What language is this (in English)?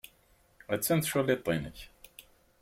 Kabyle